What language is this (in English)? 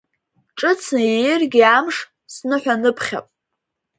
Abkhazian